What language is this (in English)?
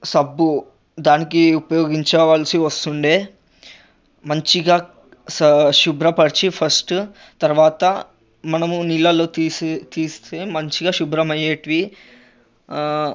Telugu